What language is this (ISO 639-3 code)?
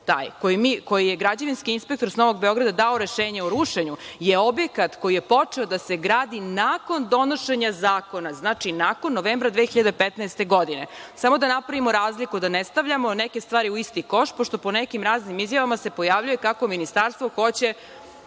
srp